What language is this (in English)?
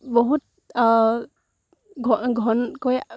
Assamese